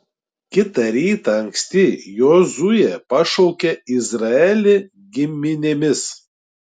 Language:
Lithuanian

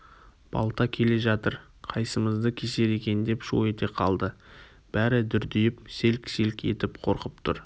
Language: Kazakh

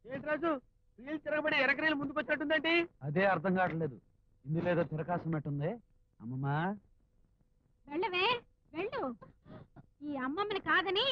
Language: Romanian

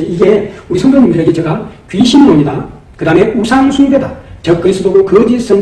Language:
Korean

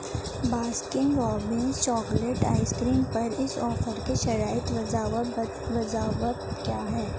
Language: Urdu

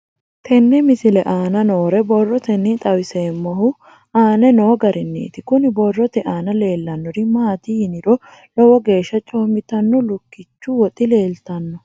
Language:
Sidamo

